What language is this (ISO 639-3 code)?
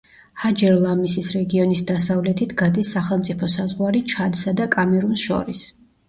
kat